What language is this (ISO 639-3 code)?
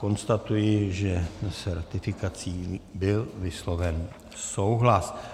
ces